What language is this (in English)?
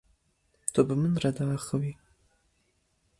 Kurdish